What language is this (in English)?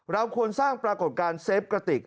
Thai